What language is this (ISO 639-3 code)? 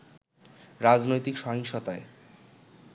ben